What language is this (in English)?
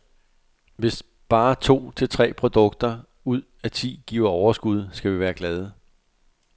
Danish